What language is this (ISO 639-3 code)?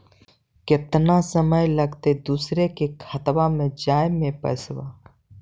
mag